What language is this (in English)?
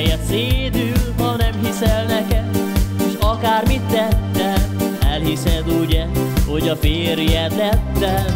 Hungarian